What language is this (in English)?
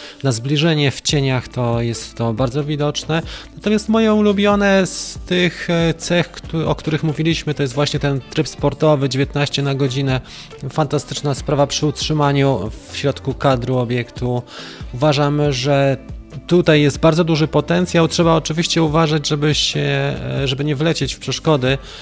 Polish